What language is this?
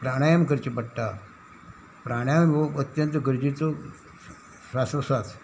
Konkani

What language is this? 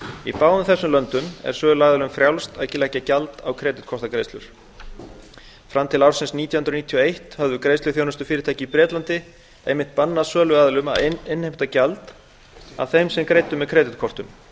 Icelandic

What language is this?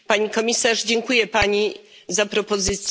Polish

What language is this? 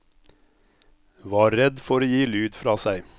Norwegian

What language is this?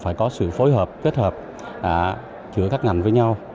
Vietnamese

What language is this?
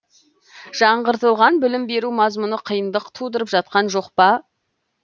Kazakh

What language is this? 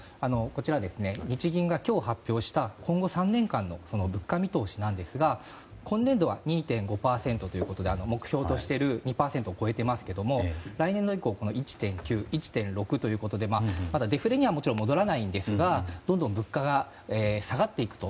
Japanese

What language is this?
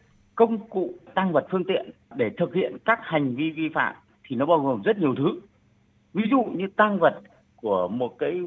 Vietnamese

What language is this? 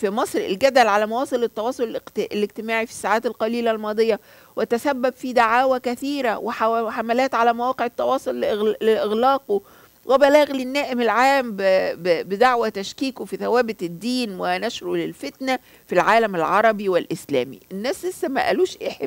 Arabic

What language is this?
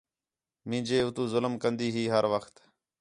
Khetrani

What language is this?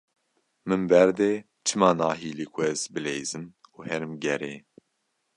Kurdish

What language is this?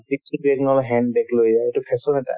Assamese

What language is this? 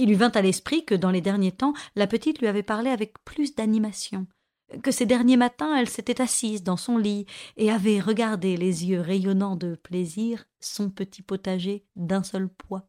French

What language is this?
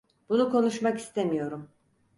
Turkish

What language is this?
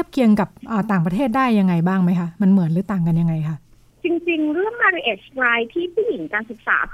Thai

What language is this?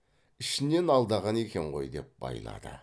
Kazakh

